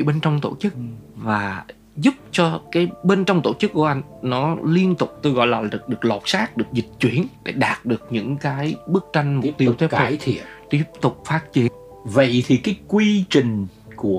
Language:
Vietnamese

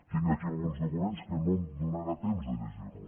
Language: Catalan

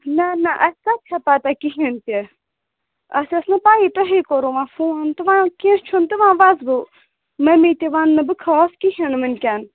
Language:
Kashmiri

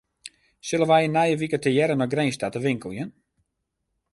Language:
Western Frisian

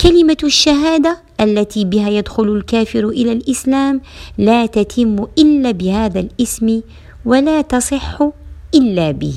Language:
Arabic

